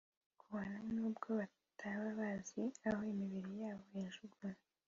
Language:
Kinyarwanda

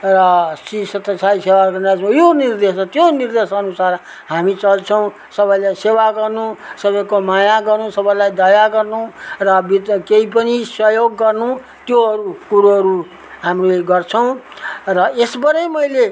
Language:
Nepali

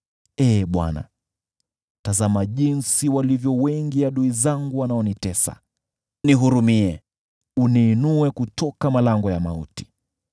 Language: Swahili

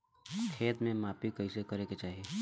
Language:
Bhojpuri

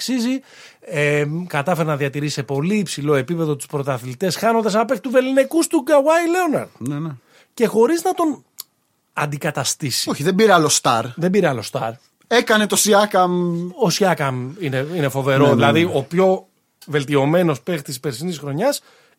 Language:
Greek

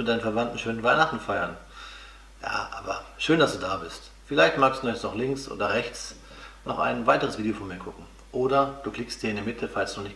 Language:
German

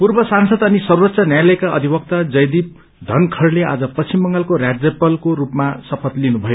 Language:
Nepali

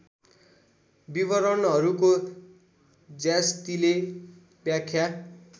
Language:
Nepali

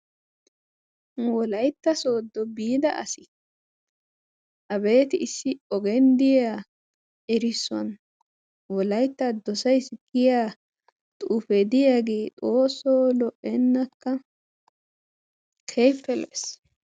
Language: Wolaytta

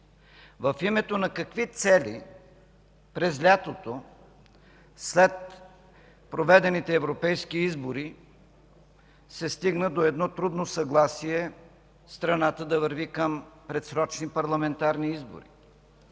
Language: Bulgarian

